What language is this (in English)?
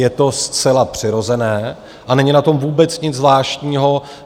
Czech